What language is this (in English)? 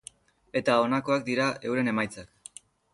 Basque